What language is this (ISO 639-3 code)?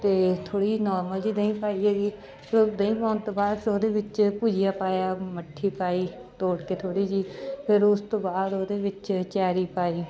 pan